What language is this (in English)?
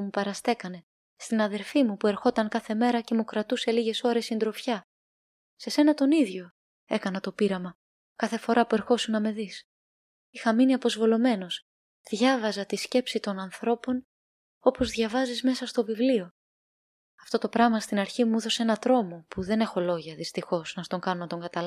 Greek